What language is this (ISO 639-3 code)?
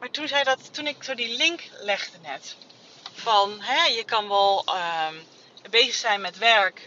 nld